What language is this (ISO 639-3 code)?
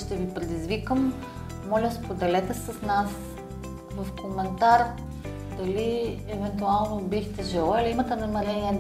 bul